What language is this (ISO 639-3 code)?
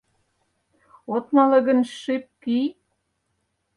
chm